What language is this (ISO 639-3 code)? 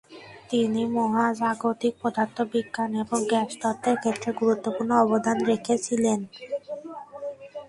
ben